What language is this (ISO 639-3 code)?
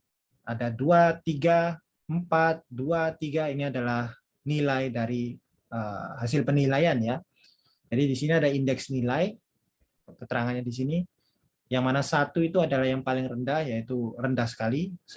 ind